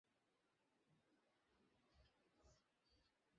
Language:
Bangla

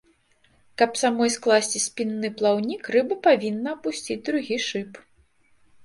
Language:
Belarusian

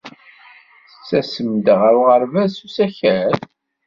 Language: Kabyle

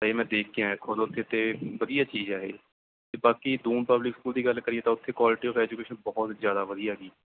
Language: Punjabi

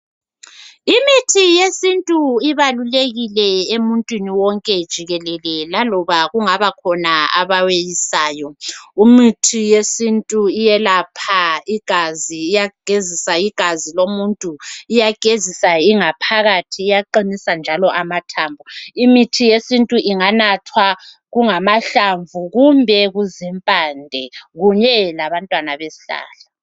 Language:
North Ndebele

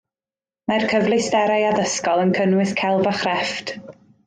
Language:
Welsh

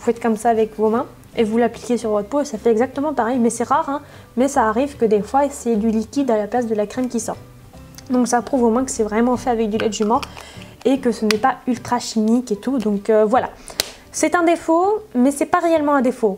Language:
French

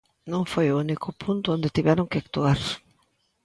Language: Galician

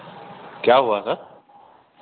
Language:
Hindi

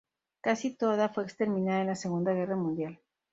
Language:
Spanish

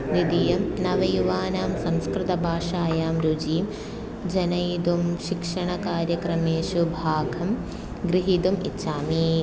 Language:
Sanskrit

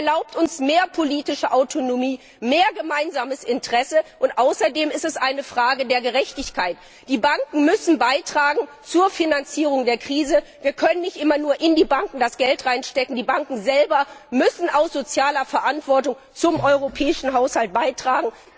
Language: German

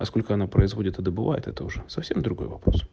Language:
Russian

